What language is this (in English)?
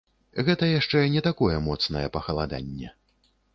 Belarusian